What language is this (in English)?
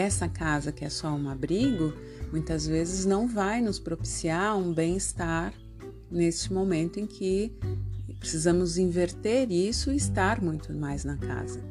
Portuguese